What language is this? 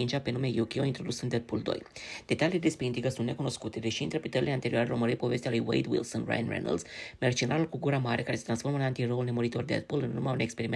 Romanian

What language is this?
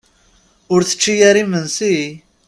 Kabyle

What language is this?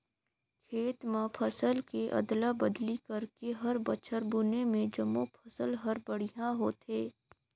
Chhattisgarhi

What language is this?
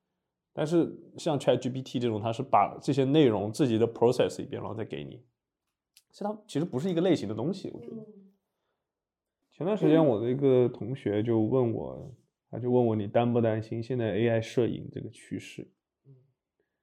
Chinese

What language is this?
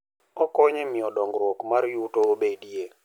Luo (Kenya and Tanzania)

